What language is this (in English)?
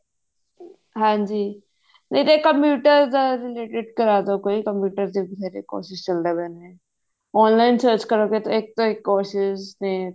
Punjabi